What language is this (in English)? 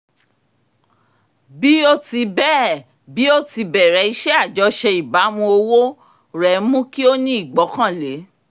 Yoruba